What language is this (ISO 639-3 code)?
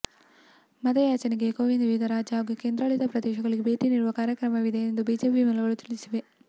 kan